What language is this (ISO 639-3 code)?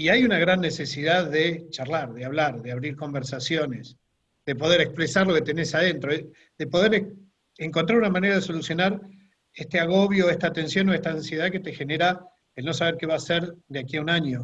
spa